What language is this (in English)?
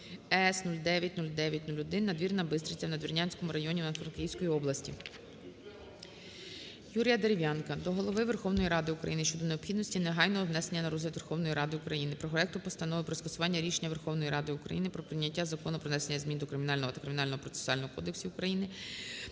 Ukrainian